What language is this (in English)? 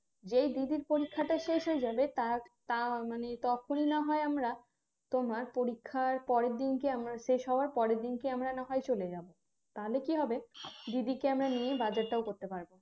Bangla